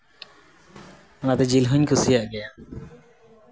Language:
Santali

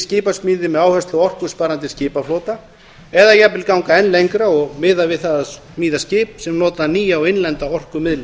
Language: Icelandic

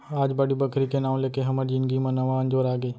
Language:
Chhattisgarhi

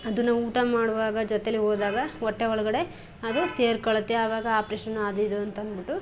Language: Kannada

